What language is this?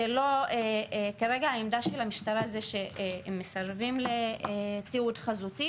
Hebrew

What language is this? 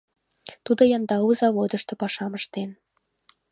Mari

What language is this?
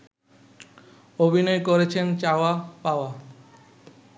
Bangla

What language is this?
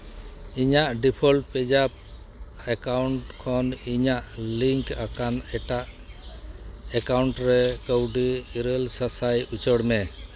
Santali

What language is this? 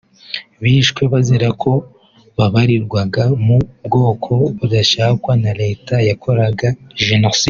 Kinyarwanda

